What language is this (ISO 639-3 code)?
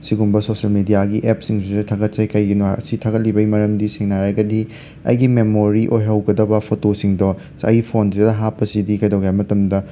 mni